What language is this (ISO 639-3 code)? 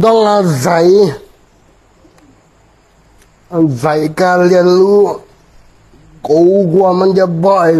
tha